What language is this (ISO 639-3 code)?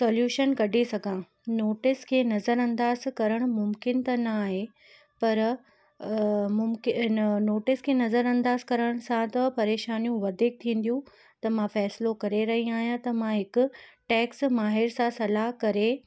snd